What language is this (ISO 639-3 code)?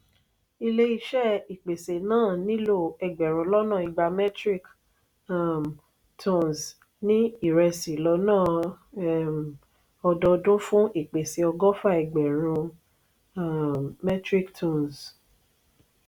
yor